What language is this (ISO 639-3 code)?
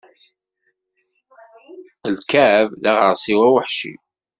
kab